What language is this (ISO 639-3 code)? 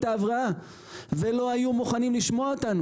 heb